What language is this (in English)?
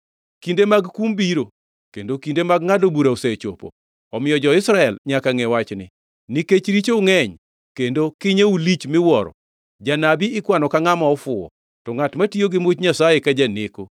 Luo (Kenya and Tanzania)